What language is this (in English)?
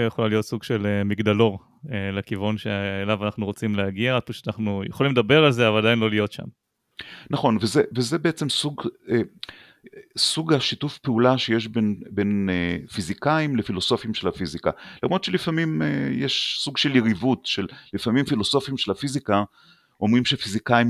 Hebrew